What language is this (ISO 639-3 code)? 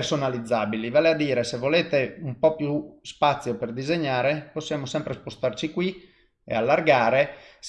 ita